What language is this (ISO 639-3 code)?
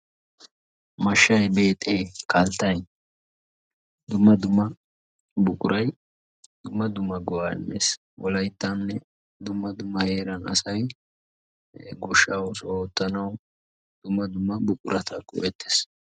wal